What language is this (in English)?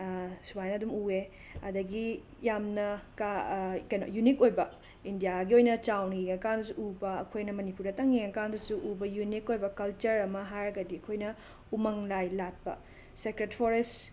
Manipuri